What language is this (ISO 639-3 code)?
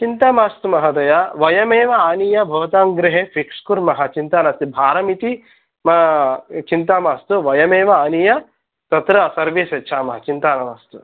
san